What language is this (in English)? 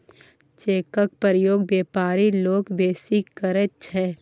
Maithili